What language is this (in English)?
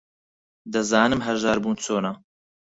Central Kurdish